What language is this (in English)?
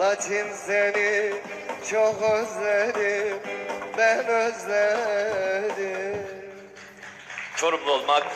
Turkish